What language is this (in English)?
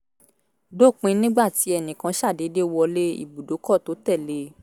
Yoruba